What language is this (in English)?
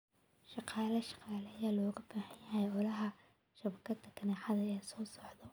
Somali